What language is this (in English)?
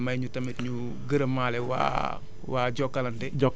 Wolof